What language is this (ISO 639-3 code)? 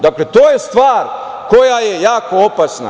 srp